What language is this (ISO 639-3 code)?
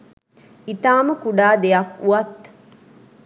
sin